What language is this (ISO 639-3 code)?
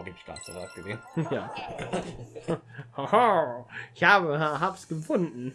deu